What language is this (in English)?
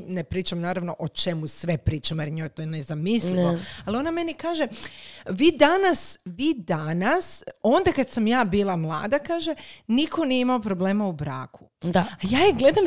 Croatian